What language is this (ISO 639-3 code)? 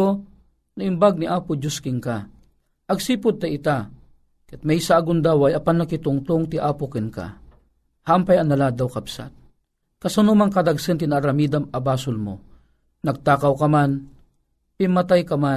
fil